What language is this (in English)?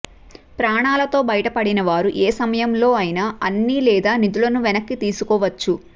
Telugu